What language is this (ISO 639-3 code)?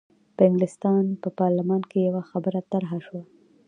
pus